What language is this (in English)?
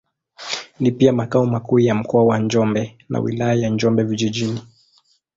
Swahili